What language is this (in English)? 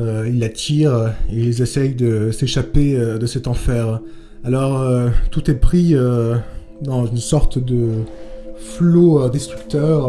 French